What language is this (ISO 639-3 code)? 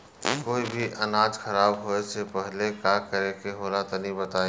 bho